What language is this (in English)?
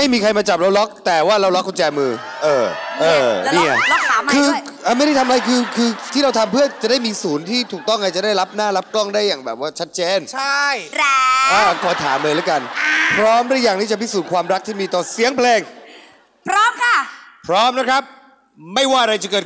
Thai